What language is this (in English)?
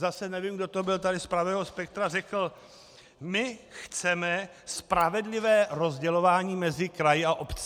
Czech